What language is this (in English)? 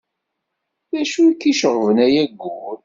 Kabyle